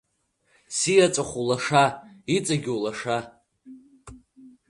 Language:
Abkhazian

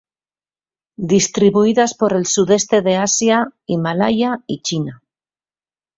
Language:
Spanish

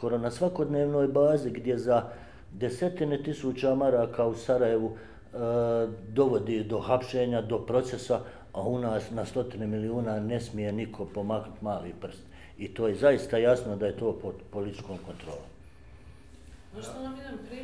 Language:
Croatian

